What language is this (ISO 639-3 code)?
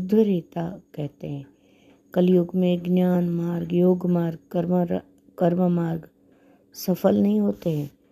hin